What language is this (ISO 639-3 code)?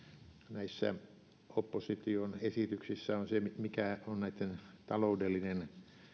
fin